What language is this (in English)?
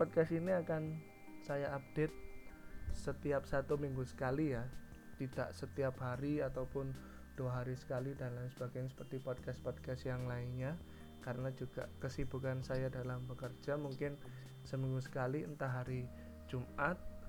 Indonesian